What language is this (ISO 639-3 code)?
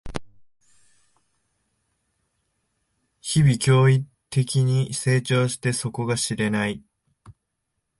jpn